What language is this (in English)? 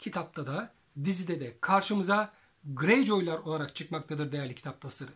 Turkish